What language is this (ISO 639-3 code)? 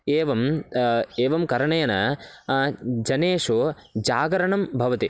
san